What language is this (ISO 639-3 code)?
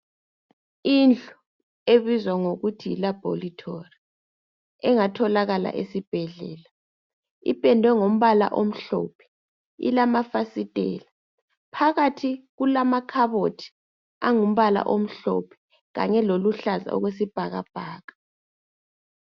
nde